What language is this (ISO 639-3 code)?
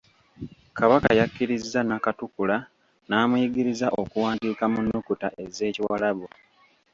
lug